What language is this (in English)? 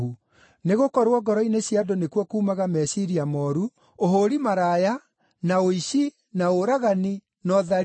Kikuyu